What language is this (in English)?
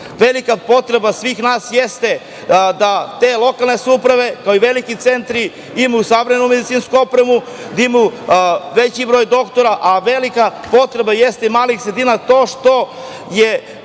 Serbian